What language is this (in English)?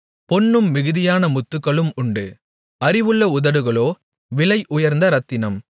Tamil